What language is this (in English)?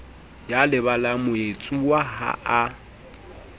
Southern Sotho